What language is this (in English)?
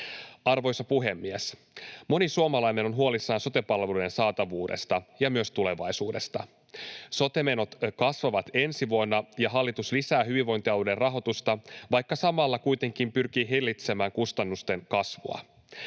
Finnish